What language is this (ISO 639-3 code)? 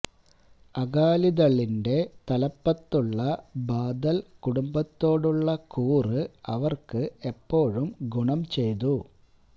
mal